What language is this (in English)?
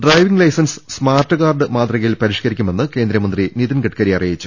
Malayalam